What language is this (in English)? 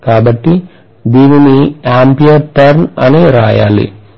Telugu